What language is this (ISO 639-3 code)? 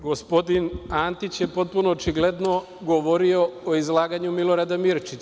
srp